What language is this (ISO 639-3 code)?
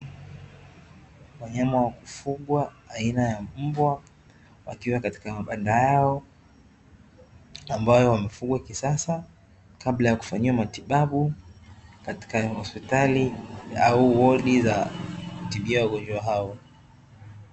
swa